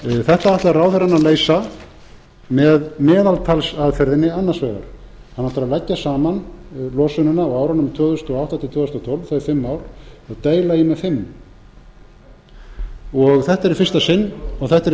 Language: Icelandic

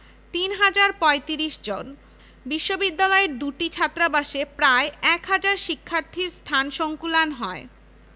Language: Bangla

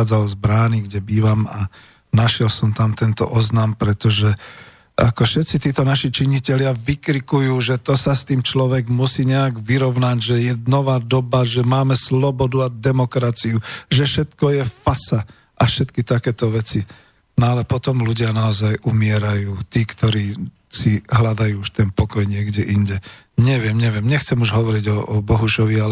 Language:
Slovak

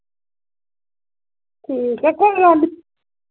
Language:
Dogri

